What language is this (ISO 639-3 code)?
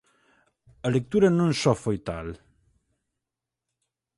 glg